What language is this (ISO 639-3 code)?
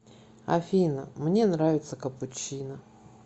rus